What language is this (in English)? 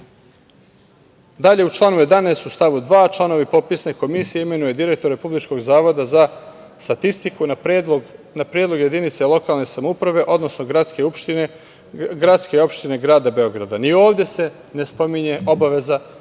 Serbian